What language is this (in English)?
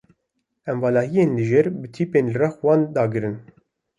Kurdish